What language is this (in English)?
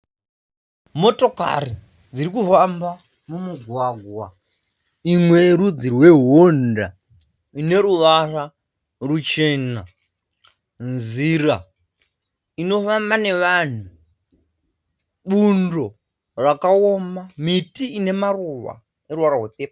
Shona